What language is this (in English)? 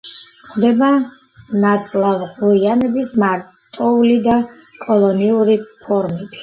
Georgian